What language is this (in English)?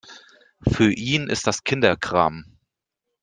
German